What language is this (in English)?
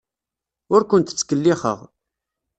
Kabyle